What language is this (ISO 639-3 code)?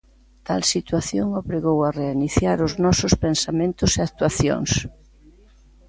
glg